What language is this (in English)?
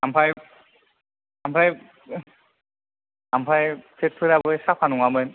Bodo